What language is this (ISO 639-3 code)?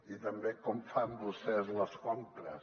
cat